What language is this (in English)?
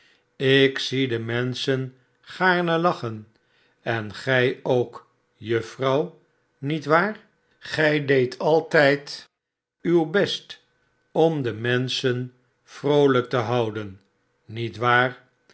Dutch